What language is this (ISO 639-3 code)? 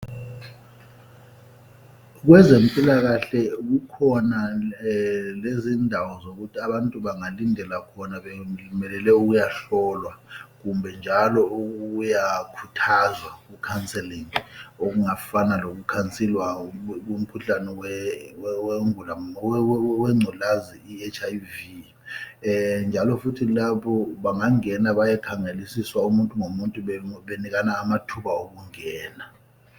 nde